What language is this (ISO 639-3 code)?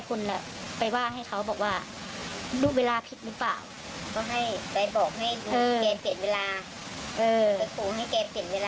tha